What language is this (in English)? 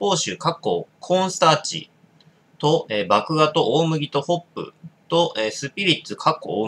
Japanese